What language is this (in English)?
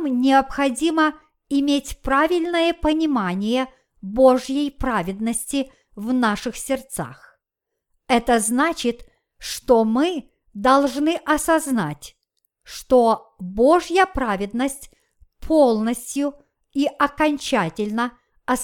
Russian